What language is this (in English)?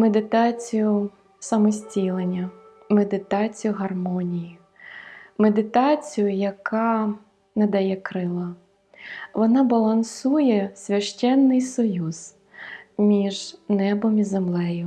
Ukrainian